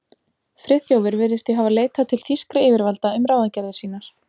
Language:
Icelandic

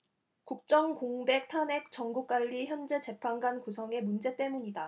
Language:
Korean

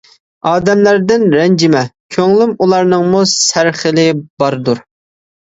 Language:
Uyghur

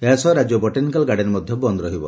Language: Odia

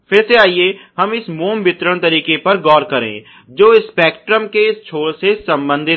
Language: Hindi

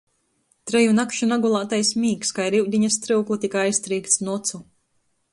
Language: Latgalian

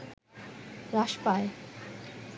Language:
Bangla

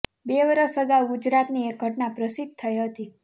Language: Gujarati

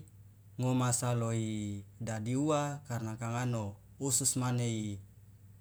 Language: Loloda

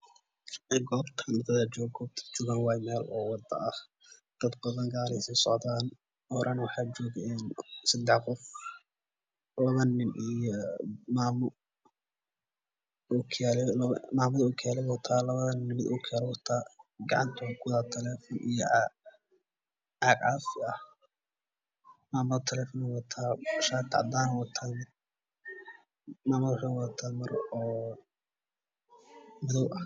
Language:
Somali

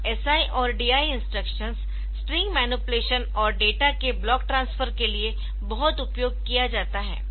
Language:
Hindi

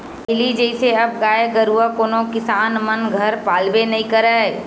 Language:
Chhattisgarhi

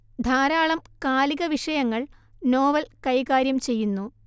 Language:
Malayalam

